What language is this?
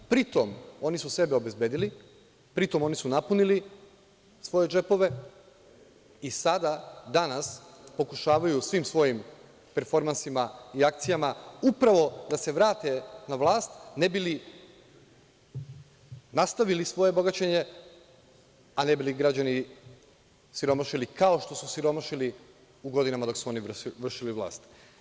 Serbian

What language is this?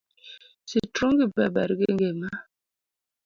Luo (Kenya and Tanzania)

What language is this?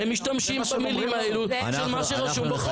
Hebrew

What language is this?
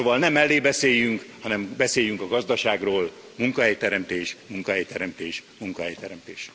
Hungarian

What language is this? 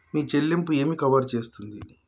Telugu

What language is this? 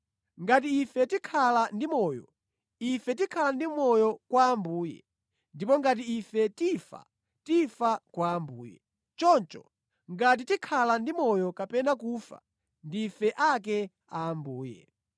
Nyanja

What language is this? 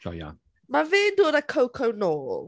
Welsh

